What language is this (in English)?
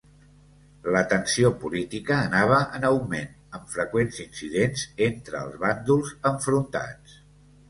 Catalan